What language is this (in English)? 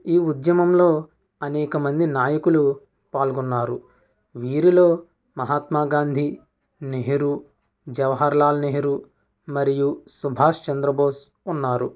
Telugu